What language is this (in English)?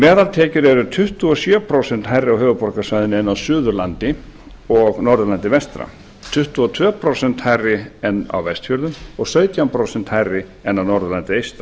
Icelandic